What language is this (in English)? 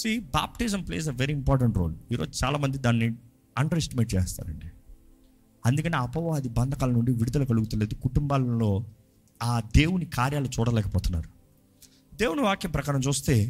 Telugu